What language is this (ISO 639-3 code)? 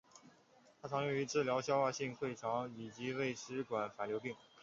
zho